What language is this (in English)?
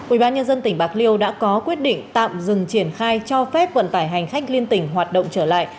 Vietnamese